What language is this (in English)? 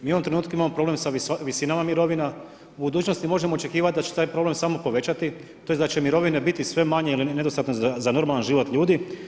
Croatian